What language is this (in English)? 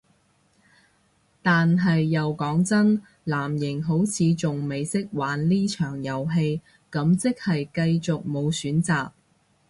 Cantonese